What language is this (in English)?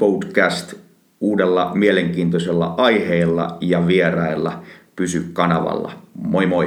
Finnish